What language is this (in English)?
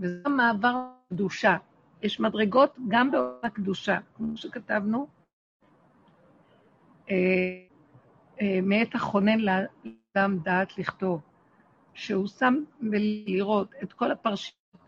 Hebrew